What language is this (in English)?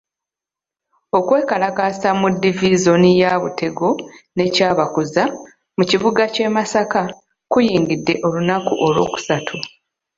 Ganda